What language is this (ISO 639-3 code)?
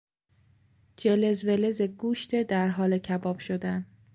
fas